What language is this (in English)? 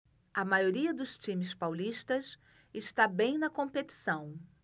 Portuguese